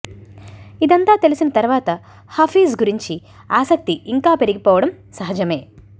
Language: Telugu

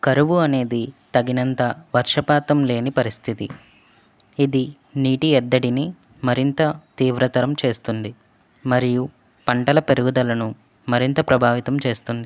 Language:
Telugu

